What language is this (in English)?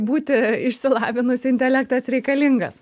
Lithuanian